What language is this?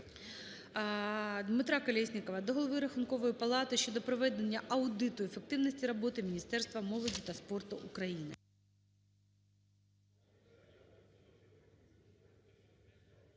Ukrainian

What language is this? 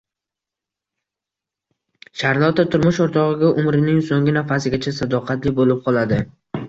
Uzbek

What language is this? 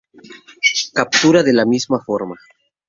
Spanish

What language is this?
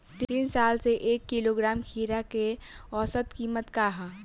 Bhojpuri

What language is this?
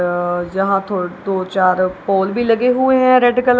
Hindi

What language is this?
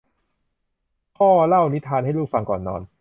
Thai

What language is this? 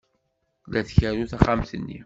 Kabyle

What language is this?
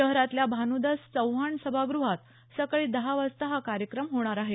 Marathi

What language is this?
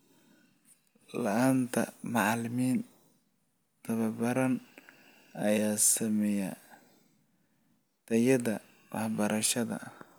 Somali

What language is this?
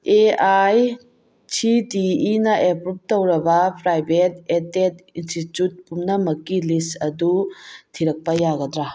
Manipuri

